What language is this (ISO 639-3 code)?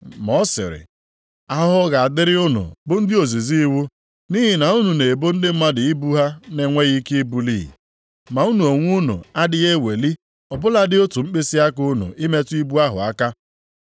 ibo